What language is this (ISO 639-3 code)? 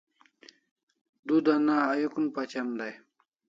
kls